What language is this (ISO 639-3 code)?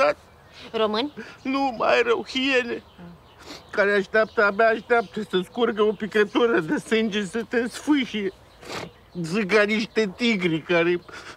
ron